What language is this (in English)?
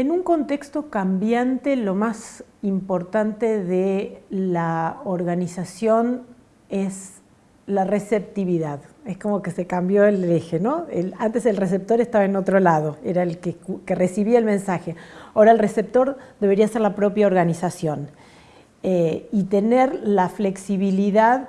Spanish